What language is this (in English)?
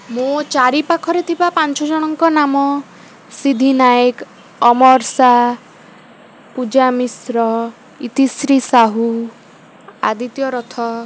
Odia